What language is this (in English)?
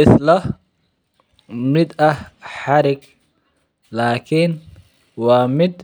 Somali